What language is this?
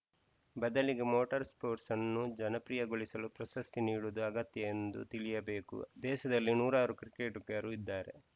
Kannada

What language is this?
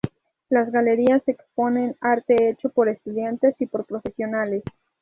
Spanish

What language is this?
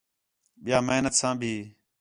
Khetrani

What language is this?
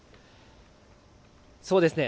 Japanese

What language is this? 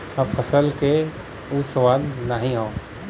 Bhojpuri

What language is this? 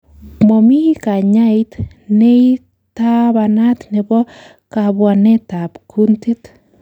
Kalenjin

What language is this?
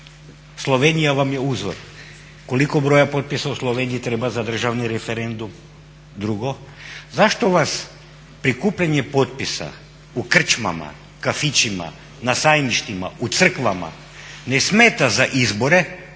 Croatian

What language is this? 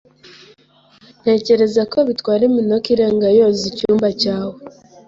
Kinyarwanda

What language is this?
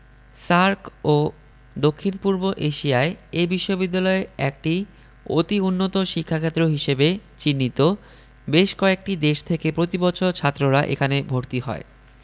Bangla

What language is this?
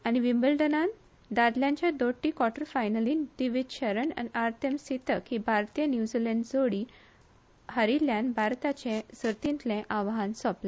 Konkani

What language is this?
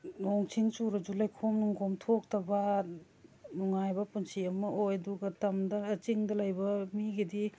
Manipuri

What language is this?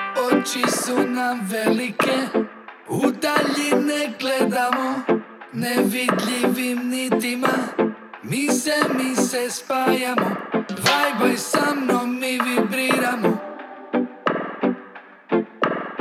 Croatian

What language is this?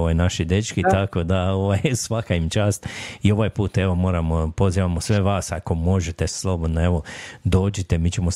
Croatian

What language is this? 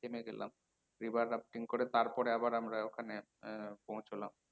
Bangla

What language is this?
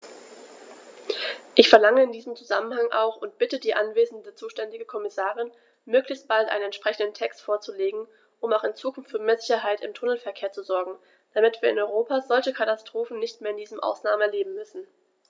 German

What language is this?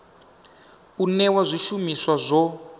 Venda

